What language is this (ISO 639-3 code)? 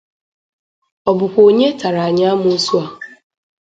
ibo